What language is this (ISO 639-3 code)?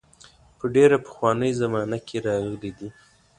pus